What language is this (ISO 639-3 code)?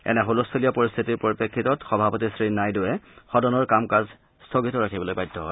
asm